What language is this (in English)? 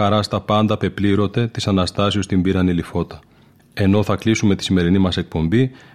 Greek